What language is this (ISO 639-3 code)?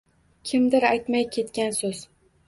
uzb